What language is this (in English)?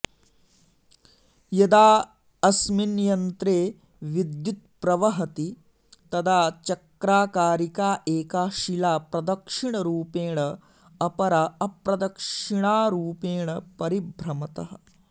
Sanskrit